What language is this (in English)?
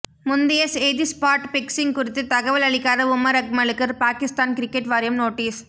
Tamil